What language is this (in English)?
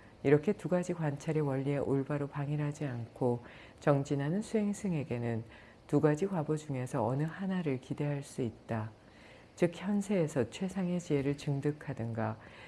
Korean